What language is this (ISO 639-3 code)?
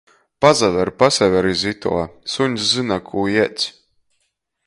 ltg